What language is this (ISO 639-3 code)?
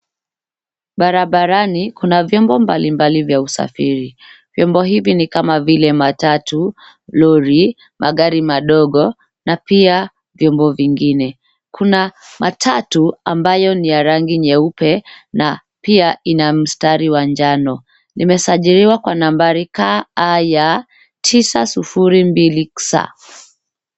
swa